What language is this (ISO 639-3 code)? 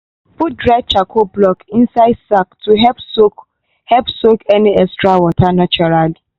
pcm